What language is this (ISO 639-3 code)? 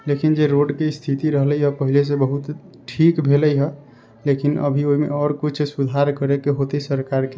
mai